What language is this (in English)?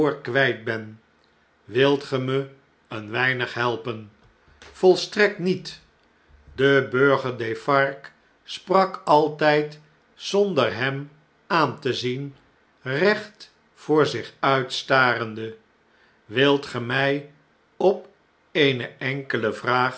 Dutch